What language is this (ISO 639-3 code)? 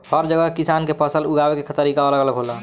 bho